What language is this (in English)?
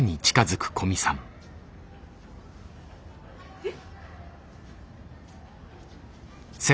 Japanese